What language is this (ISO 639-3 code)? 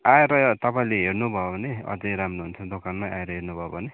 nep